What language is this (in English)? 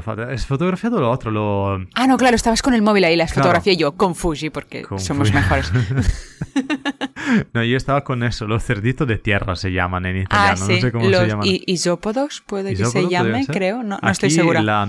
Spanish